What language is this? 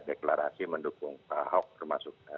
Indonesian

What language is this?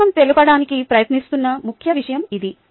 Telugu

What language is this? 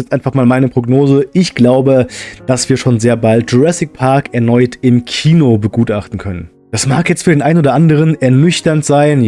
German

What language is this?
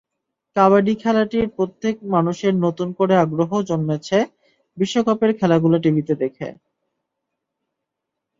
Bangla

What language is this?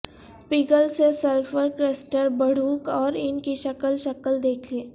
Urdu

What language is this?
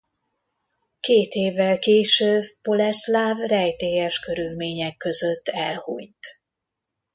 Hungarian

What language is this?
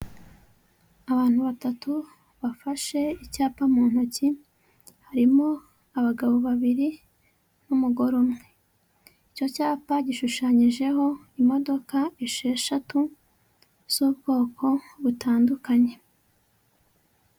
Kinyarwanda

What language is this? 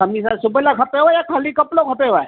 Sindhi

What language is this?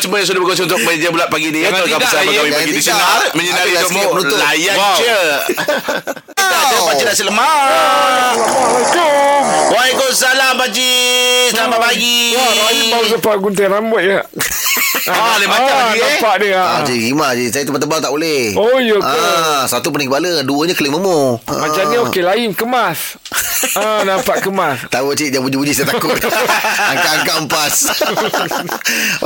Malay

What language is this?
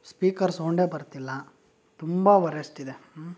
Kannada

